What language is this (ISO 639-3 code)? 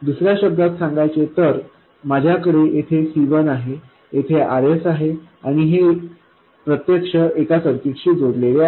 mar